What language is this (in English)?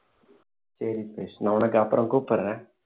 Tamil